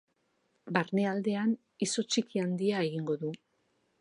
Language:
Basque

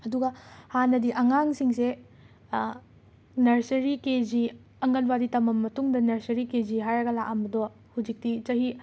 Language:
Manipuri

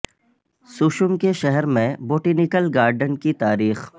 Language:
Urdu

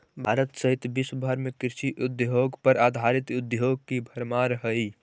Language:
Magahi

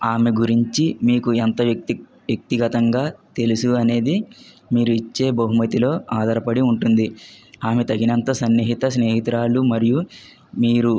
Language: Telugu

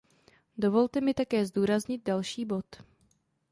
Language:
Czech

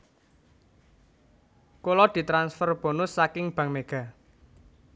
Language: Javanese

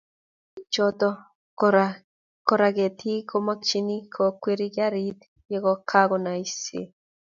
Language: Kalenjin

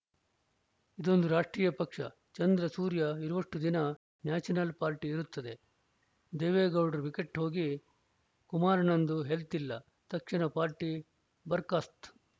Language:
Kannada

